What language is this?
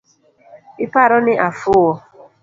Luo (Kenya and Tanzania)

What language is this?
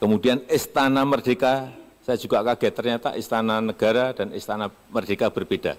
Indonesian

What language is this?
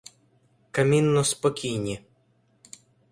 Ukrainian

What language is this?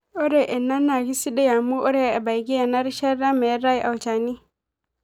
Masai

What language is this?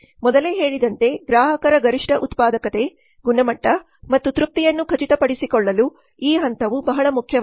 Kannada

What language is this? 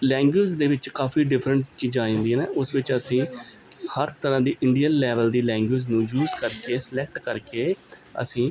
Punjabi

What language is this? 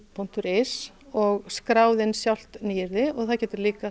Icelandic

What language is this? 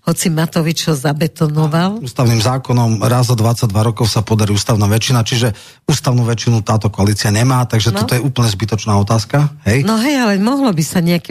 Slovak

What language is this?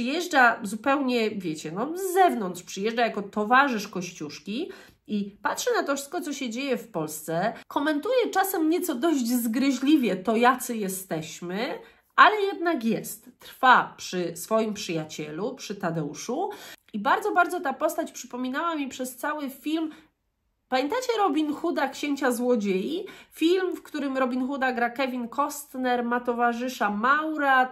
Polish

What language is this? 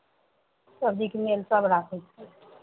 Maithili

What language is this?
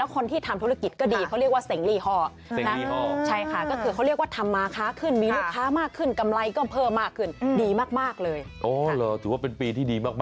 Thai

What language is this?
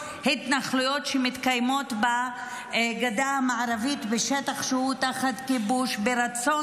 Hebrew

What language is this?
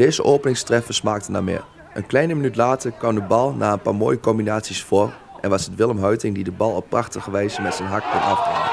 Dutch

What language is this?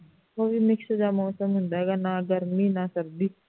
Punjabi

